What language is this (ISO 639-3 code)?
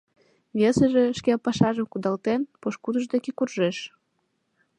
chm